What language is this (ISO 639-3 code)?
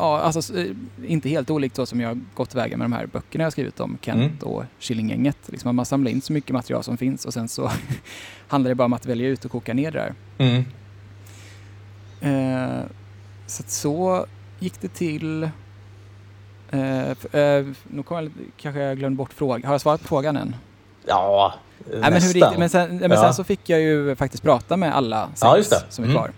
swe